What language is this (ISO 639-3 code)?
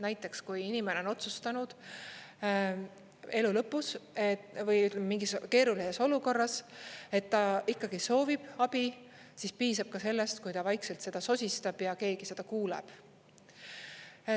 est